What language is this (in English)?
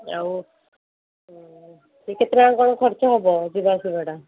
Odia